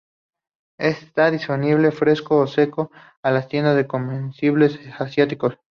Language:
Spanish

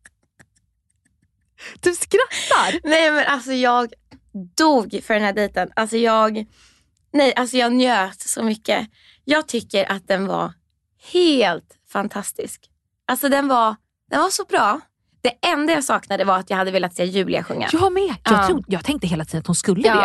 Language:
Swedish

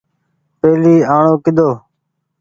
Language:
Goaria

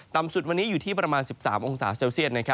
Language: Thai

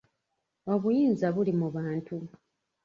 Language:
Ganda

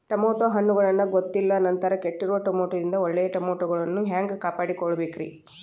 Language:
Kannada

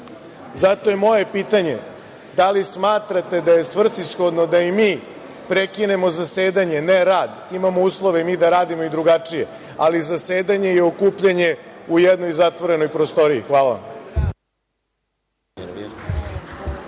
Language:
Serbian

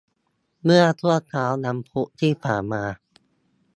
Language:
Thai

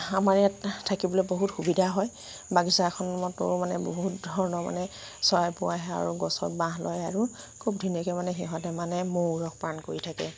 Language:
Assamese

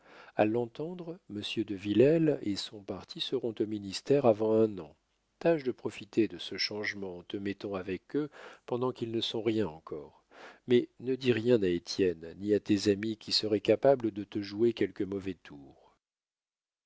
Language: French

